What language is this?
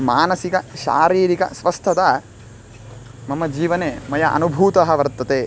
Sanskrit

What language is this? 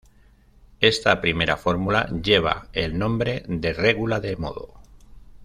Spanish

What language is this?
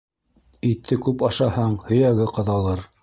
Bashkir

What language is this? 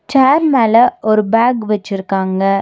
Tamil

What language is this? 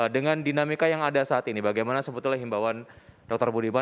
Indonesian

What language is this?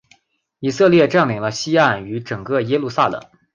Chinese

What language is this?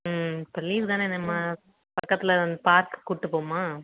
Tamil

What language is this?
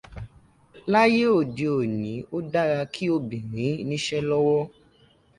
Yoruba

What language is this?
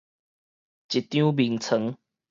Min Nan Chinese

